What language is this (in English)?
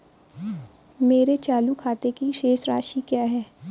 Hindi